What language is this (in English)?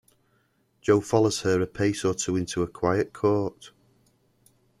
English